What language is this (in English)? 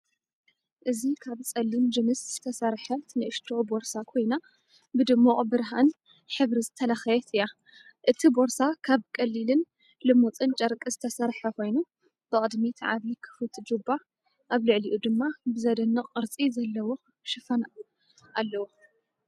Tigrinya